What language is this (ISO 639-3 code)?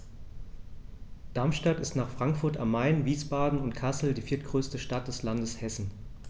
deu